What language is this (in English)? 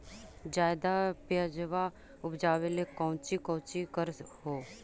Magahi